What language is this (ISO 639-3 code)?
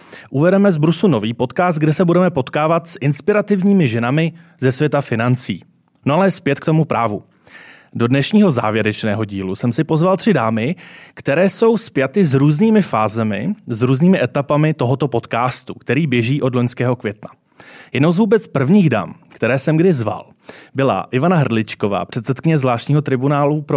ces